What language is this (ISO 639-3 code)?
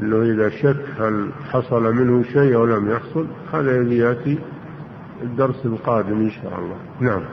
ara